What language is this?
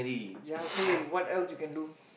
English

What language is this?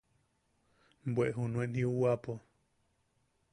Yaqui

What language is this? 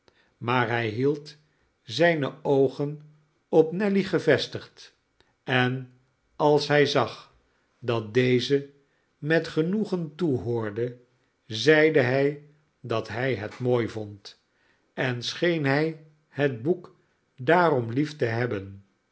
Dutch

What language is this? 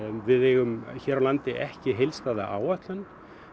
Icelandic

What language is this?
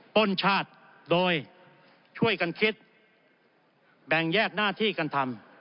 Thai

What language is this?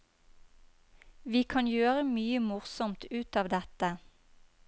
Norwegian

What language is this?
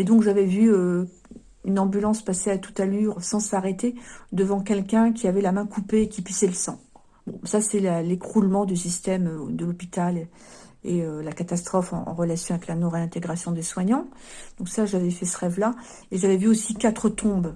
French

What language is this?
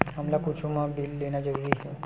Chhattisgarhi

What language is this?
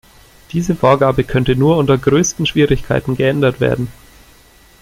German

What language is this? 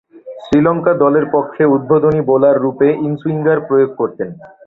Bangla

